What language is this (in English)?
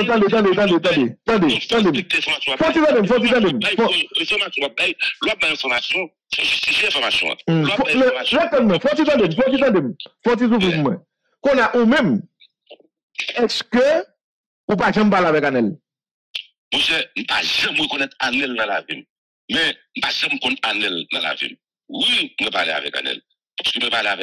French